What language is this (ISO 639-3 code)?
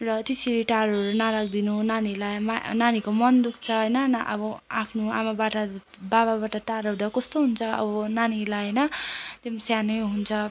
nep